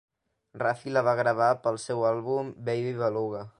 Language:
Catalan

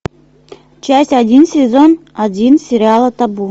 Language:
Russian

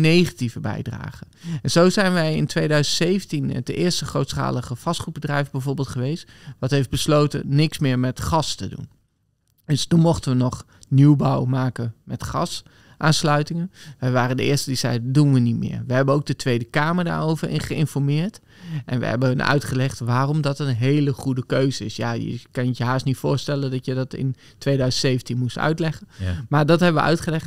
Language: Dutch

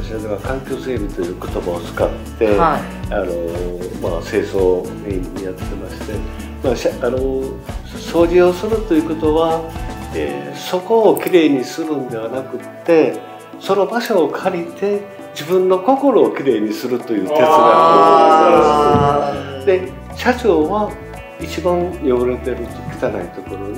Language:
Japanese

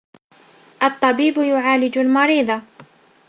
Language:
Arabic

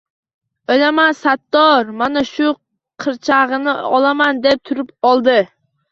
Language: Uzbek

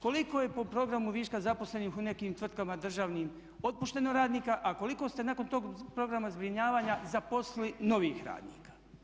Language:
Croatian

